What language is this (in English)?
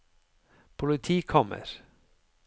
Norwegian